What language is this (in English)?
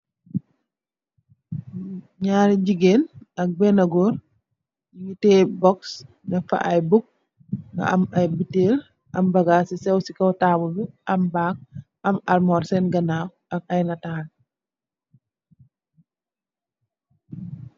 Wolof